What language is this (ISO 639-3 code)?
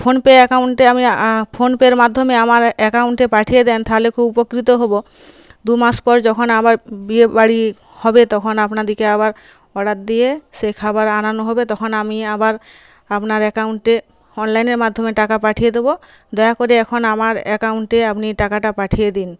ben